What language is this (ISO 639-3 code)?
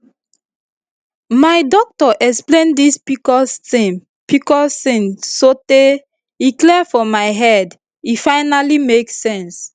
pcm